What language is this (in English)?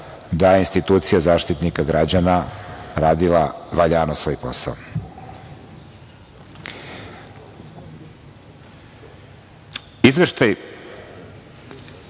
Serbian